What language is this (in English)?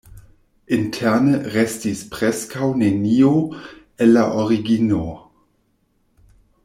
Esperanto